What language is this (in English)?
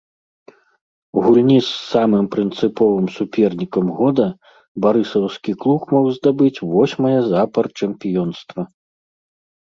Belarusian